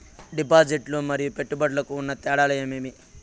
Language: Telugu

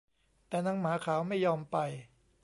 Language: Thai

